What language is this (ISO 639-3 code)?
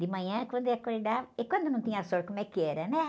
por